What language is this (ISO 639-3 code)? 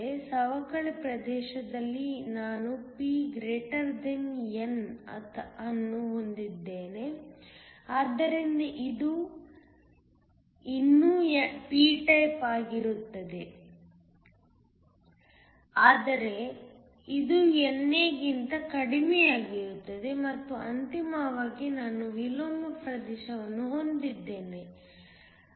kan